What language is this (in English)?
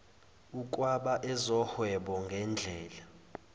Zulu